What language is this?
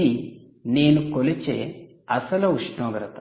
Telugu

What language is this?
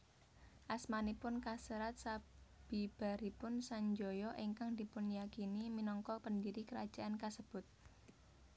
Javanese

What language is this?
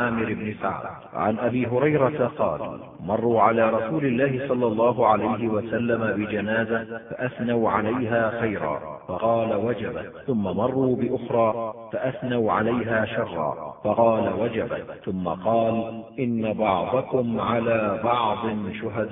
Arabic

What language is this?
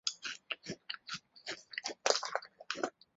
Chinese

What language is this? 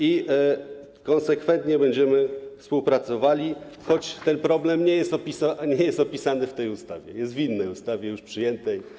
Polish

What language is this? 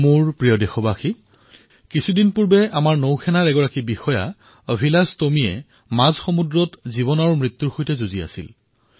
Assamese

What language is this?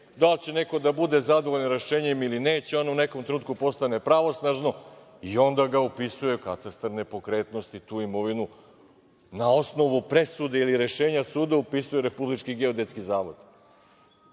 Serbian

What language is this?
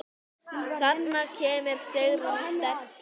Icelandic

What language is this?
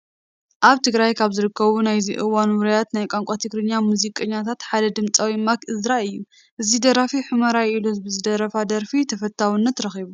Tigrinya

